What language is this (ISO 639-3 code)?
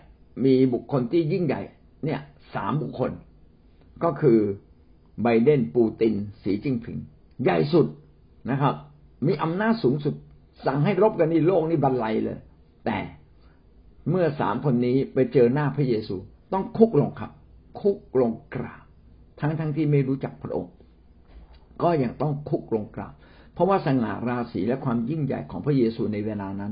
tha